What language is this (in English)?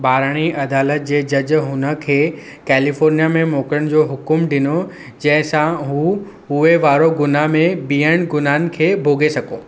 Sindhi